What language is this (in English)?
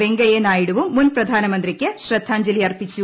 Malayalam